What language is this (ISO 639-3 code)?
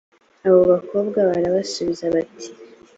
kin